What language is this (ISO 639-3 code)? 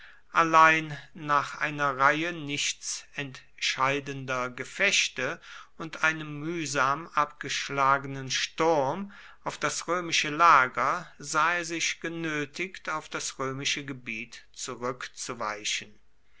deu